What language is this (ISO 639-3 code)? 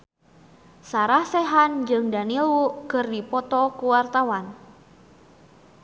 sun